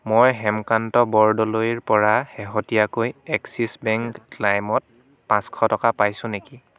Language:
Assamese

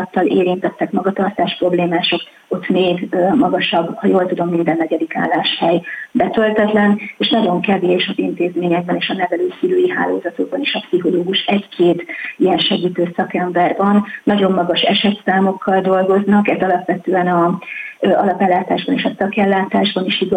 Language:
Hungarian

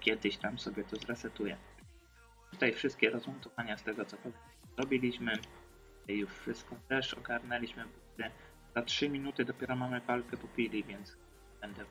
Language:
Polish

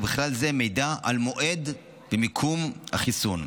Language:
Hebrew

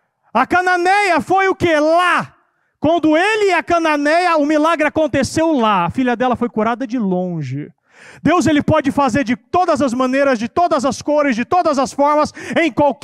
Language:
Portuguese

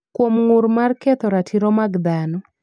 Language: Luo (Kenya and Tanzania)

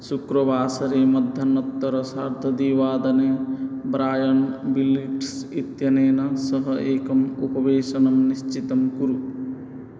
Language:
Sanskrit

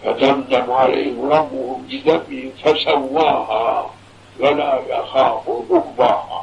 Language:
Turkish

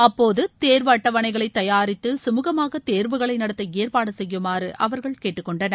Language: Tamil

